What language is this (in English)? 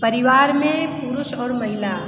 Hindi